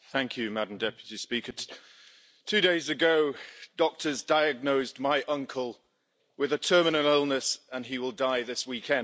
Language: English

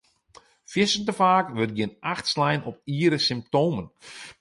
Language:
Western Frisian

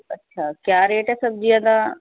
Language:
Punjabi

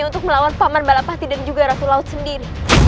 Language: Indonesian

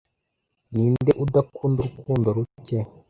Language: Kinyarwanda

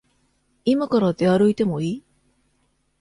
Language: Japanese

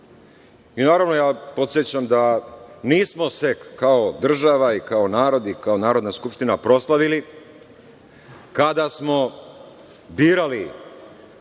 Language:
Serbian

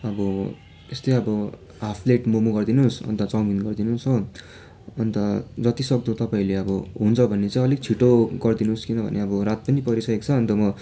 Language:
Nepali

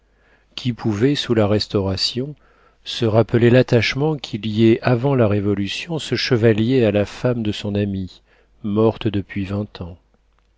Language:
French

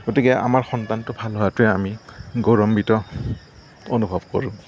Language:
Assamese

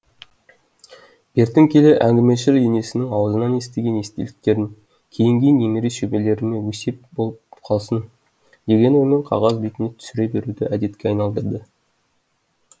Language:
Kazakh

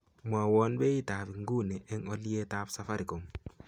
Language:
Kalenjin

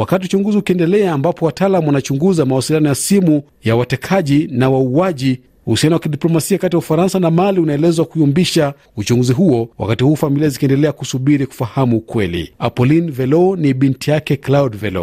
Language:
Swahili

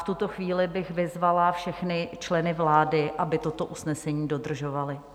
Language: Czech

